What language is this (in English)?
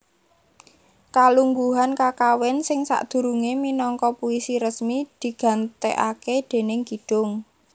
Javanese